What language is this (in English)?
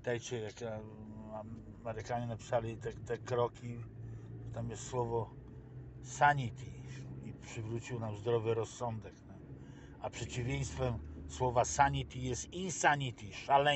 Polish